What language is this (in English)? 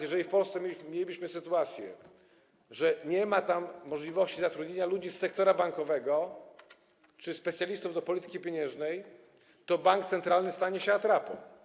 Polish